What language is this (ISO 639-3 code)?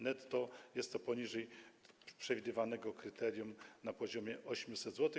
pol